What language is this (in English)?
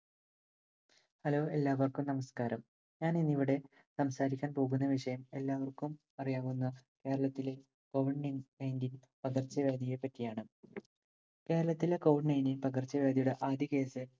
Malayalam